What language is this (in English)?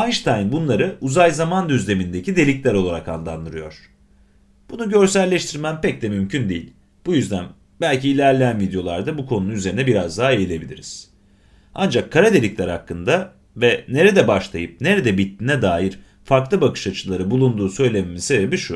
Turkish